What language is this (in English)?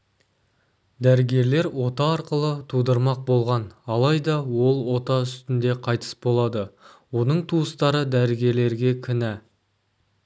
Kazakh